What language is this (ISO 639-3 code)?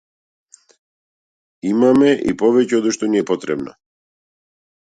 mkd